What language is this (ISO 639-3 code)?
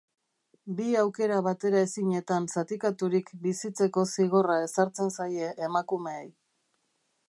eus